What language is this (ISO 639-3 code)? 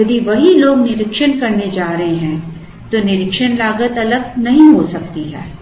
hin